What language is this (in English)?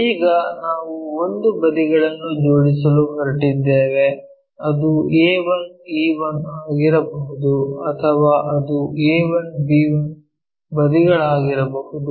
Kannada